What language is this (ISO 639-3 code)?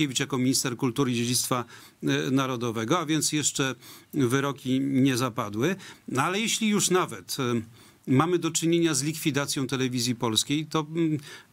pol